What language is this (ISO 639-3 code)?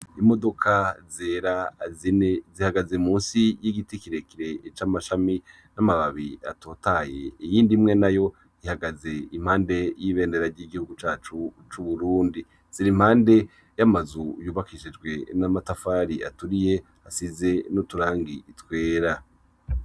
run